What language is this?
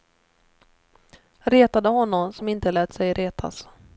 Swedish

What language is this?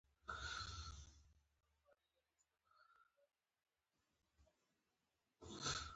Pashto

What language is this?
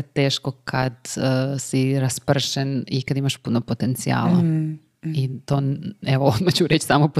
Croatian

